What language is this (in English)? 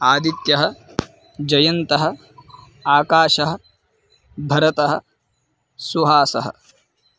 Sanskrit